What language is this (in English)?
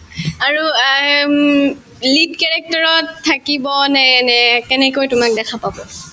Assamese